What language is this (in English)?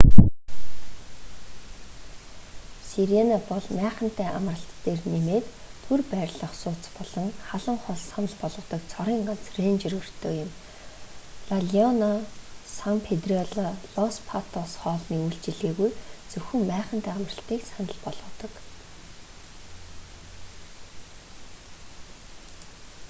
Mongolian